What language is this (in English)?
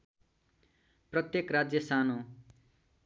Nepali